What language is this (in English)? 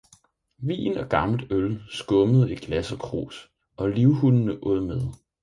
Danish